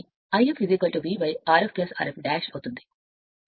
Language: Telugu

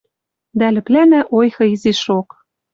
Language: Western Mari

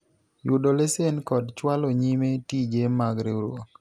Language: Luo (Kenya and Tanzania)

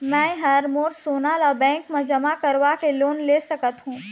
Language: Chhattisgarhi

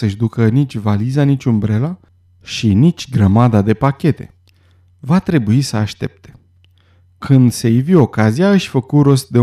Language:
Romanian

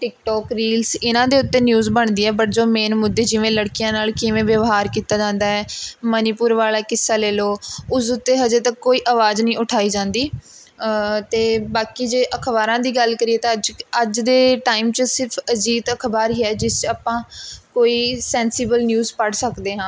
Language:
Punjabi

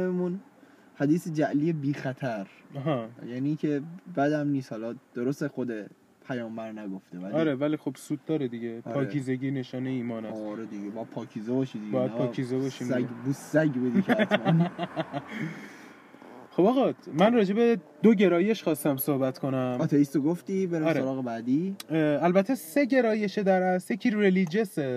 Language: Persian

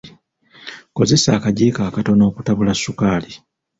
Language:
Ganda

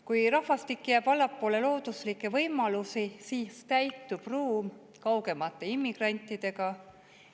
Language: Estonian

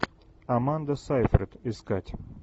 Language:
Russian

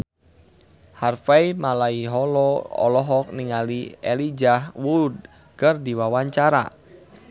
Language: Sundanese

